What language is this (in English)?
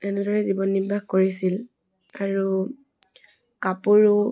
Assamese